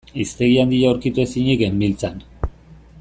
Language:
Basque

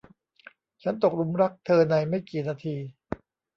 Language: Thai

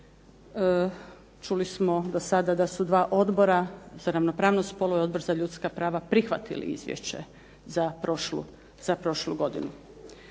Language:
Croatian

